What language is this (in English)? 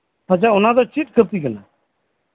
Santali